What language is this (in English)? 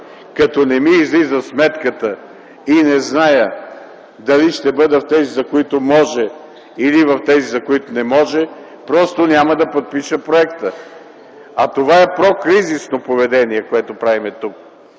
Bulgarian